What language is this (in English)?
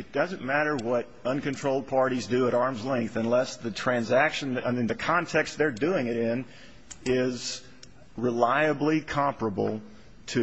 English